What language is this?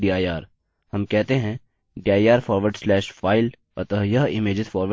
Hindi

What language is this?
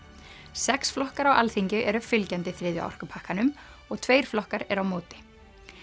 Icelandic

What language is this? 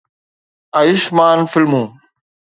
Sindhi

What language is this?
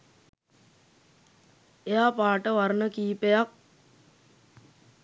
Sinhala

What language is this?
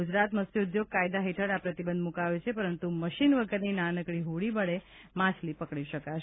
Gujarati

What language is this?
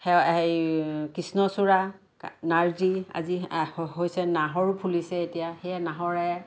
Assamese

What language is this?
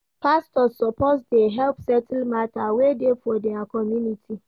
Nigerian Pidgin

